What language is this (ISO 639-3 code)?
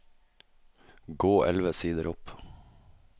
nor